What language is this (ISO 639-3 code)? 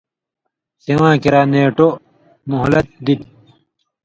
mvy